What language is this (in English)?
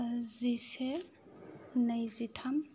Bodo